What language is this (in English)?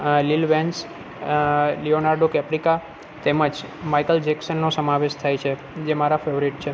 Gujarati